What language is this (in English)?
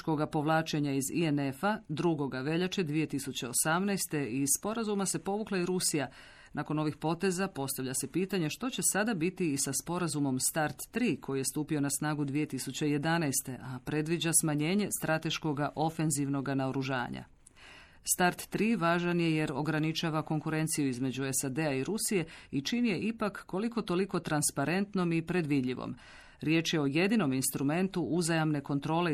Croatian